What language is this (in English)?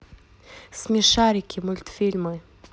Russian